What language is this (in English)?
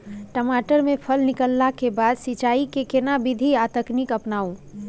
Maithili